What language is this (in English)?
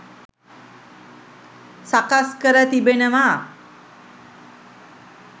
Sinhala